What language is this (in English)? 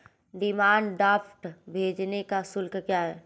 Hindi